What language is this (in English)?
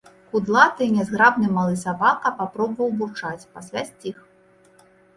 Belarusian